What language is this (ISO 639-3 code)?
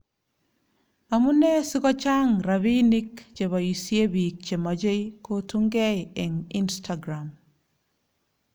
kln